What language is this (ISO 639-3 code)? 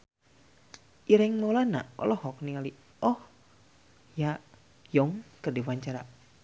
sun